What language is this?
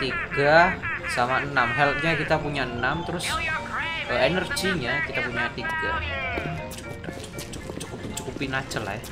Indonesian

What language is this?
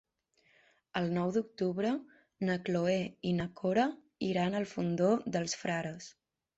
Catalan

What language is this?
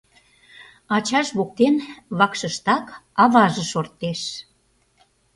Mari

